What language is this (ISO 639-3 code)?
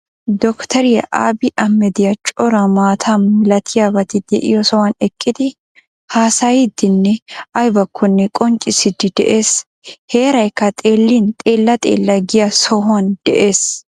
wal